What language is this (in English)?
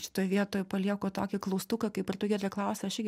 Lithuanian